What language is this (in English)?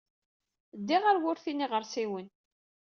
Kabyle